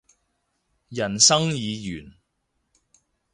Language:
Cantonese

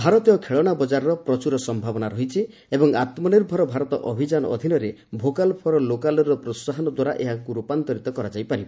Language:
Odia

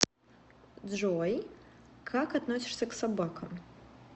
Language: Russian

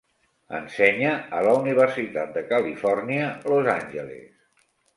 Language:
Catalan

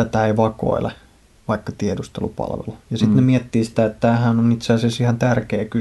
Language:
Finnish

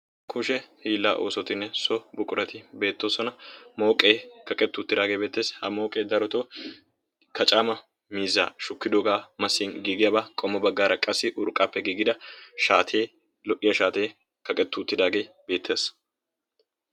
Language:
Wolaytta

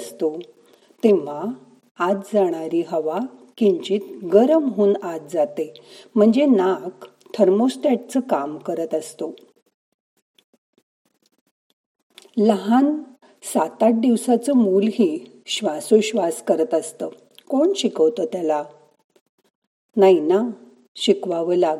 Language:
Marathi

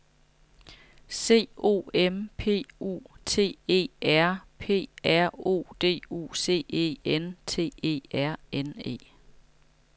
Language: Danish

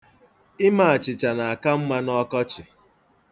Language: Igbo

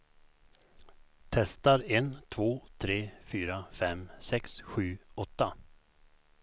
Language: Swedish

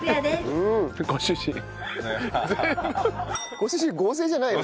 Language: Japanese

